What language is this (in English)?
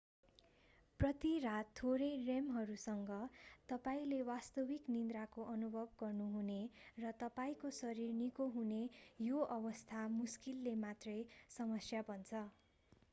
Nepali